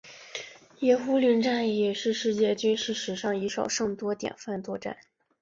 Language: Chinese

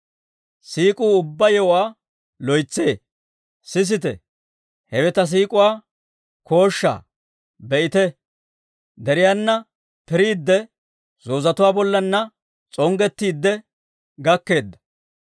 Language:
Dawro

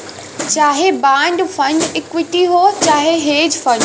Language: Bhojpuri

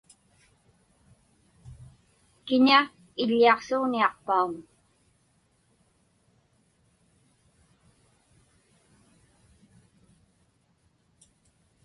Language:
Inupiaq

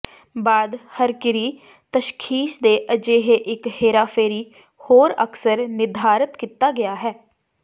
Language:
Punjabi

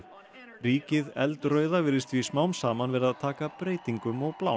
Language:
Icelandic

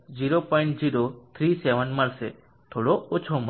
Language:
Gujarati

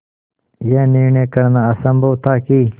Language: Hindi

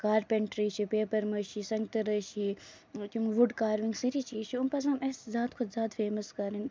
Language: Kashmiri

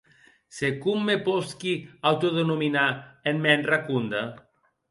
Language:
Occitan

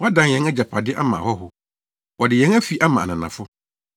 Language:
Akan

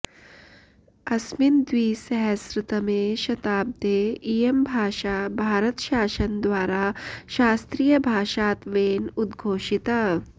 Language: Sanskrit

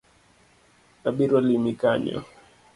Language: Luo (Kenya and Tanzania)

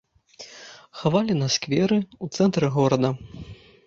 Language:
Belarusian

